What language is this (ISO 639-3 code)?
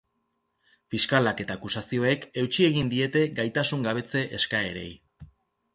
eus